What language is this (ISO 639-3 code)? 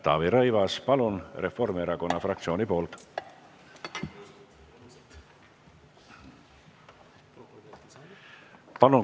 est